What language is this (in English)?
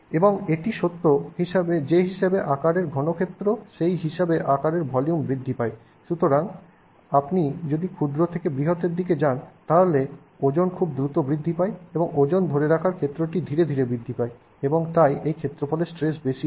Bangla